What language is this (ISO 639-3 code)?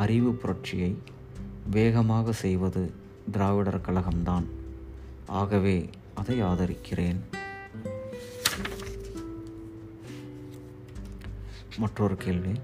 tam